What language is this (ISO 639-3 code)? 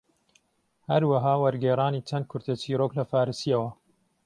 ckb